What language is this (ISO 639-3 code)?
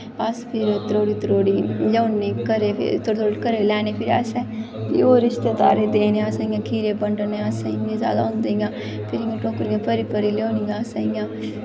doi